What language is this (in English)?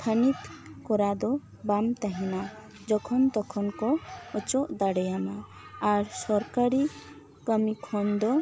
Santali